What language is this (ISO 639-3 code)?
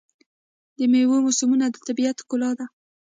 pus